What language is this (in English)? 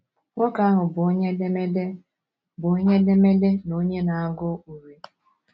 Igbo